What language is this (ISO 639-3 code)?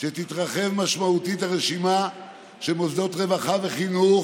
heb